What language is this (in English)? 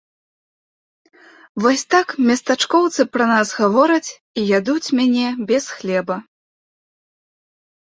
Belarusian